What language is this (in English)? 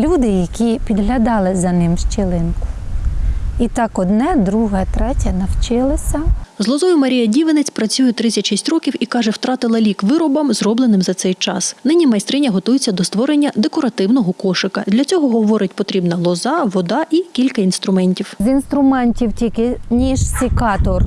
Ukrainian